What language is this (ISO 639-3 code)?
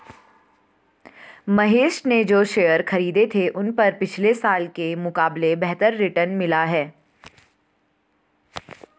hin